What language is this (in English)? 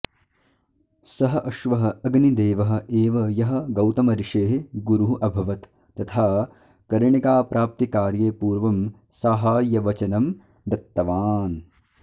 Sanskrit